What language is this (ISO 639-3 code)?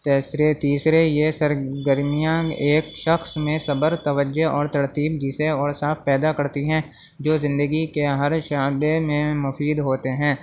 urd